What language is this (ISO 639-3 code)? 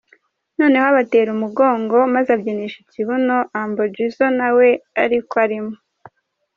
kin